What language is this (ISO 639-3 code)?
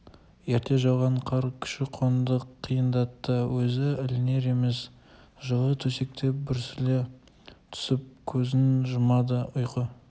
kaz